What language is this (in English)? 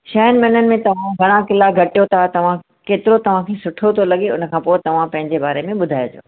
Sindhi